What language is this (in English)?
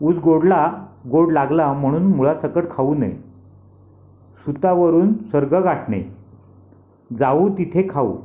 Marathi